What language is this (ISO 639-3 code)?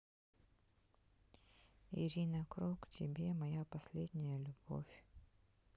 rus